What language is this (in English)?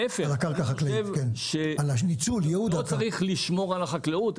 Hebrew